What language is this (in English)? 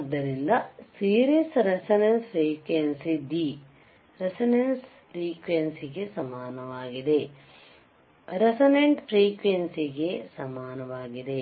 Kannada